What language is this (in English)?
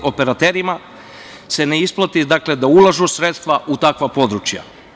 Serbian